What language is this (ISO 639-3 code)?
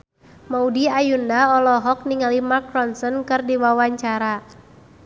sun